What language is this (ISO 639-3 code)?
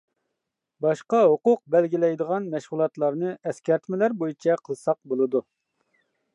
uig